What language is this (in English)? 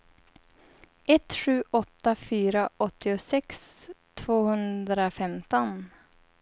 Swedish